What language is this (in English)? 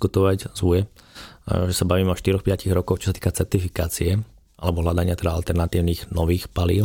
Slovak